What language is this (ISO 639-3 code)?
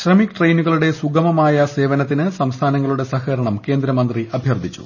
mal